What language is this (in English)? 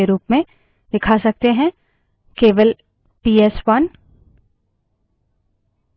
Hindi